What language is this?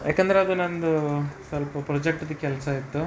Kannada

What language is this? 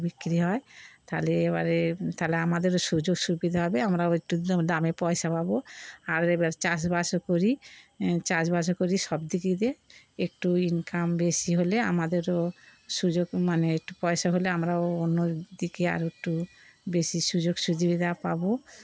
Bangla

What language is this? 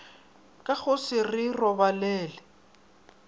Northern Sotho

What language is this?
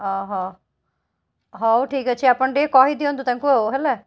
Odia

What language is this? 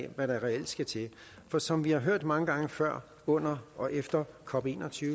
Danish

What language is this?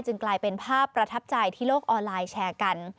Thai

